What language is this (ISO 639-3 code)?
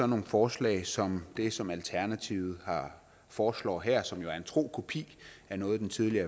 dan